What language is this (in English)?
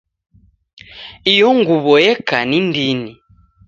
Taita